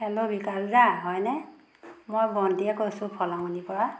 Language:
Assamese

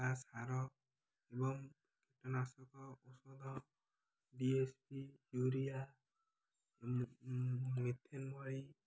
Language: Odia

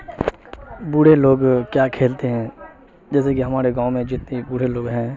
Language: Urdu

